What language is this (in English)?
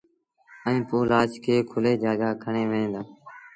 Sindhi Bhil